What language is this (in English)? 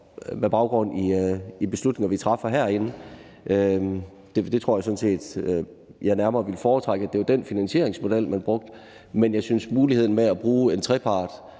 Danish